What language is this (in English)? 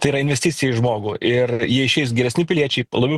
Lithuanian